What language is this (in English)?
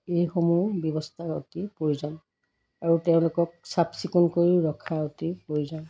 Assamese